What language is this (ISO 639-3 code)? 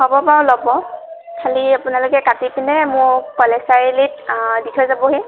asm